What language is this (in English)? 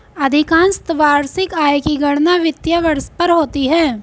Hindi